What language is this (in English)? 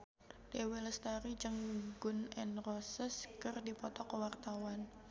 Sundanese